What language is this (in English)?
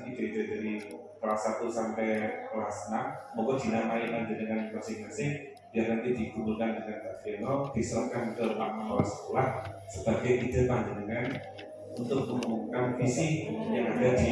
Indonesian